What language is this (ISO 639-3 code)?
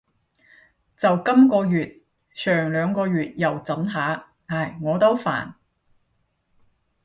yue